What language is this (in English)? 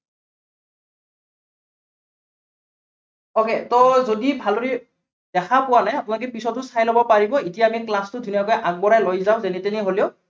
Assamese